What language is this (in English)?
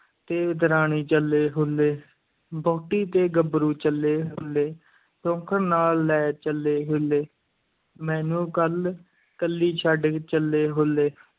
Punjabi